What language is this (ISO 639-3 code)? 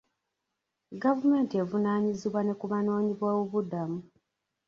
lug